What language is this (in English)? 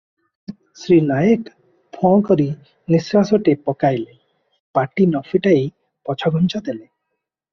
Odia